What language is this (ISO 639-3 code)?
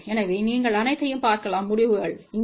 tam